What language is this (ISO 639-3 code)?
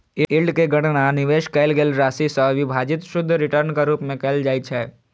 mai